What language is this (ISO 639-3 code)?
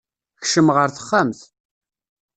kab